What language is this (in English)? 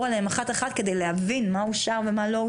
Hebrew